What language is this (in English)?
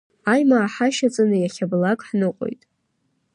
Abkhazian